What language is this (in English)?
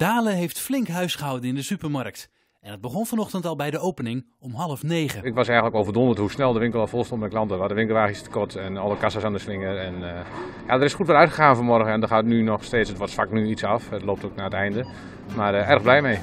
Dutch